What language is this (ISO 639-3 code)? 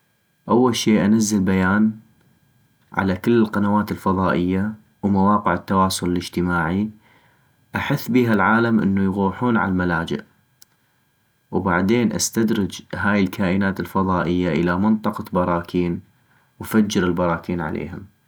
ayp